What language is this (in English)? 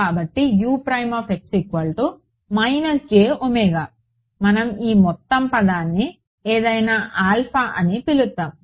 Telugu